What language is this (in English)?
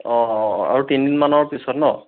Assamese